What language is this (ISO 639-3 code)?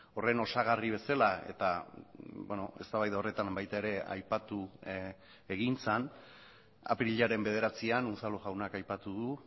eus